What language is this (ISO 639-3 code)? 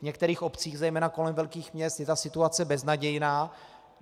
ces